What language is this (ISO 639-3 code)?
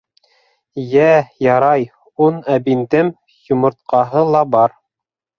bak